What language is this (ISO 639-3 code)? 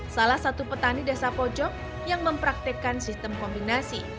ind